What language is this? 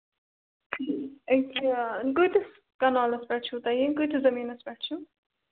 Kashmiri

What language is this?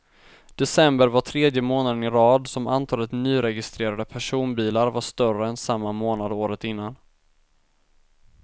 Swedish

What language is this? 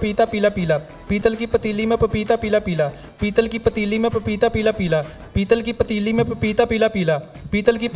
Indonesian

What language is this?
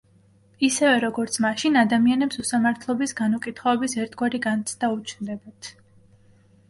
Georgian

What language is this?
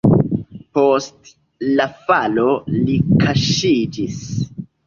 Esperanto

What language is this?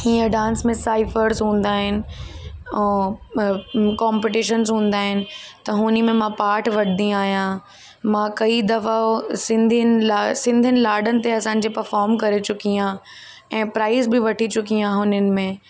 Sindhi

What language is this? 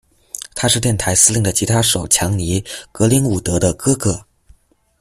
Chinese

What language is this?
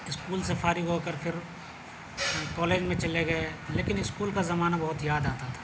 Urdu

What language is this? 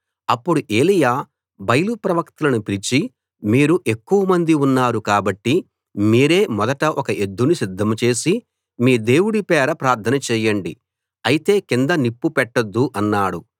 Telugu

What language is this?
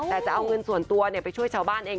Thai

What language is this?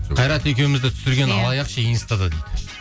Kazakh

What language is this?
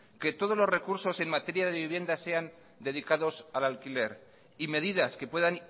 Spanish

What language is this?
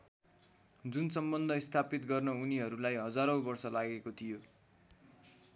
Nepali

